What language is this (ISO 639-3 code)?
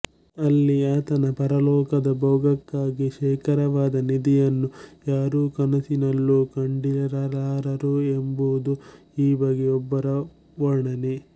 kan